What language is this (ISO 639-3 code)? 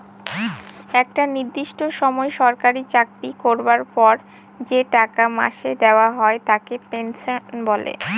ben